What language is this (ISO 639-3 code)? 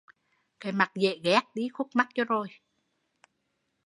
vie